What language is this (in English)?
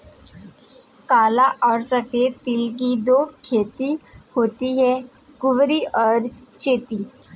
Hindi